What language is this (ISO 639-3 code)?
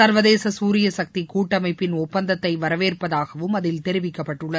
tam